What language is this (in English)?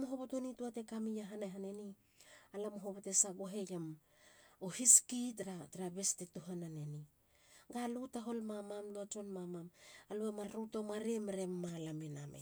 Halia